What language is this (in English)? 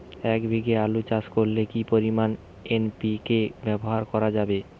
Bangla